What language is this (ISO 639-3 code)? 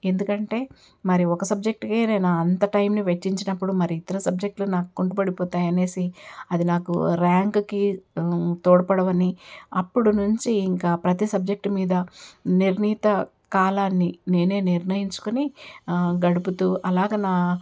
tel